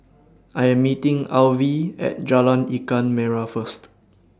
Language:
English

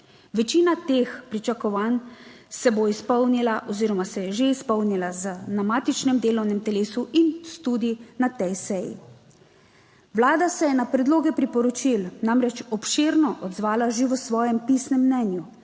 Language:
Slovenian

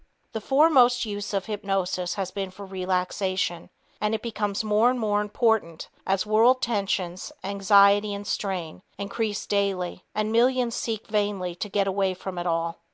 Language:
English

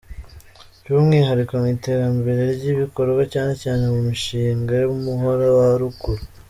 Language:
Kinyarwanda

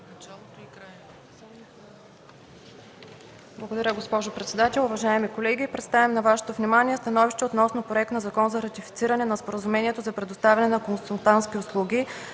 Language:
Bulgarian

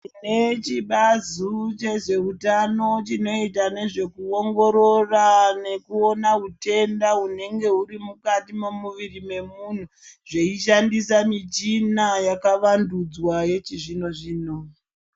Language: Ndau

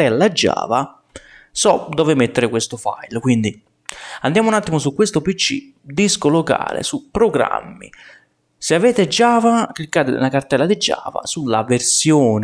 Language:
Italian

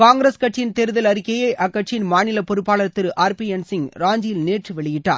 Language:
Tamil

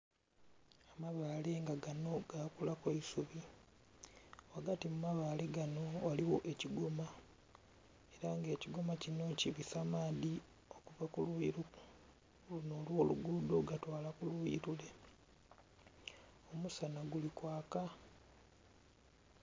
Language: Soga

